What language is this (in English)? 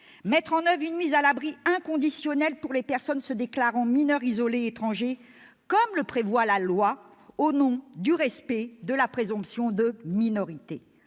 French